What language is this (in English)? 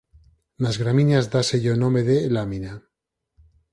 Galician